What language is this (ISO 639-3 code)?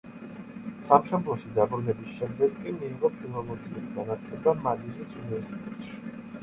kat